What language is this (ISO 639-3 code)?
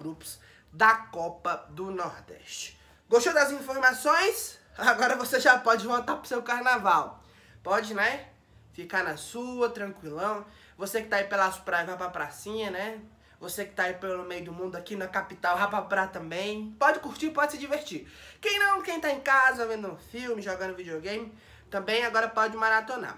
por